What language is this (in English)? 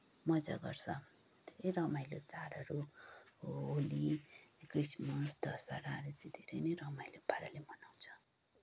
Nepali